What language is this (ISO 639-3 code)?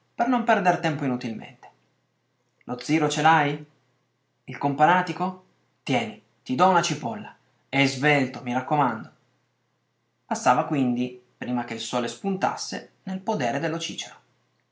ita